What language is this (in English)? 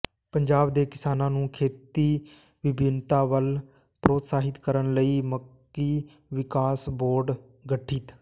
Punjabi